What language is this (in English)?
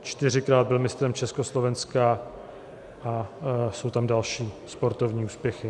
Czech